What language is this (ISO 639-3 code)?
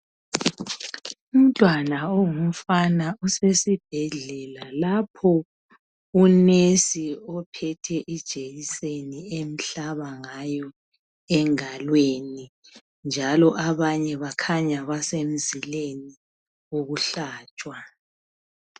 nde